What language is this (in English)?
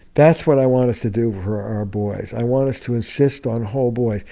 English